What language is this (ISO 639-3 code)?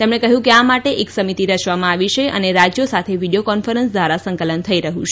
guj